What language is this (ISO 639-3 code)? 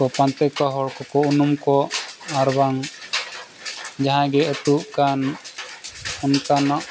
sat